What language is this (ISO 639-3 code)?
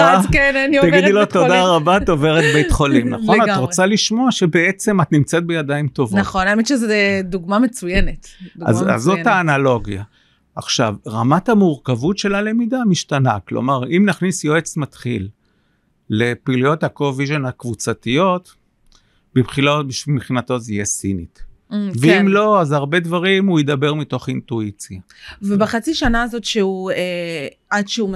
heb